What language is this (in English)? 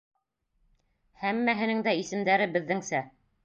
Bashkir